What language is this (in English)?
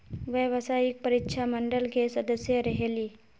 Magahi